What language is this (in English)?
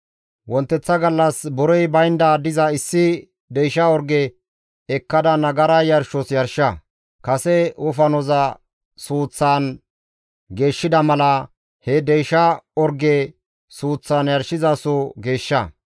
Gamo